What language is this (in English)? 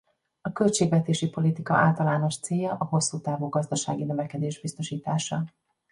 Hungarian